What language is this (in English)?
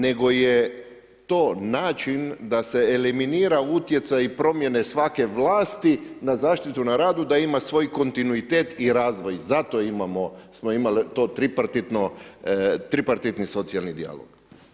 Croatian